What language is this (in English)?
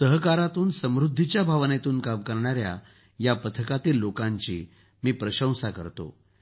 Marathi